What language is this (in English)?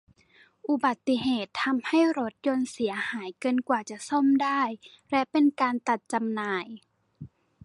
Thai